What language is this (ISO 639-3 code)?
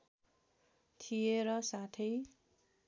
nep